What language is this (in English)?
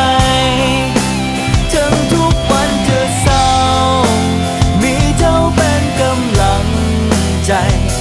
Thai